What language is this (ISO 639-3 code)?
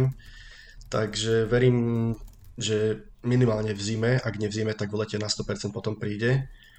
slk